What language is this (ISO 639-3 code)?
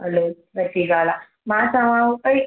snd